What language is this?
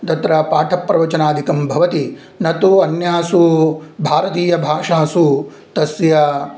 Sanskrit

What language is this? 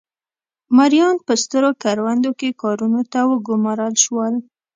Pashto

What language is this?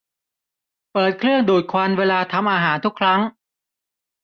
Thai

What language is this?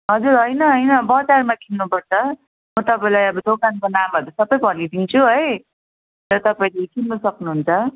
Nepali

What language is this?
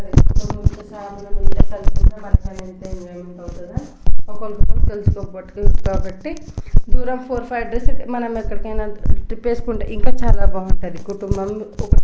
Telugu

